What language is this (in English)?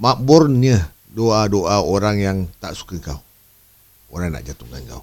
Malay